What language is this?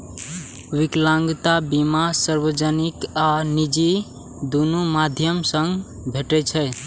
Maithili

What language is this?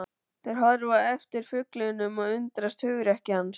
Icelandic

